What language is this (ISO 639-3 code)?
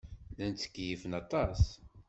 kab